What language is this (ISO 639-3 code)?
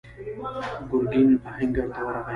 pus